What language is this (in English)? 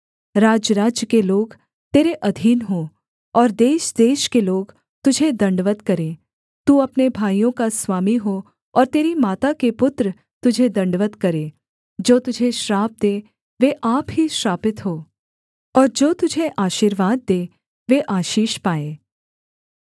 Hindi